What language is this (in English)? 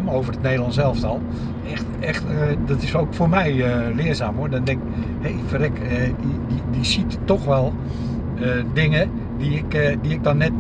Dutch